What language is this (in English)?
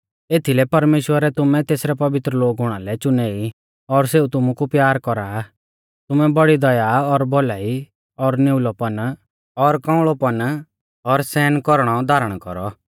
Mahasu Pahari